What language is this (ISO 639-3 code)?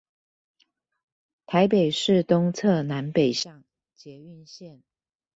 zho